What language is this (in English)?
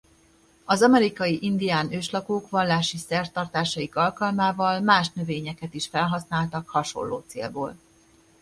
Hungarian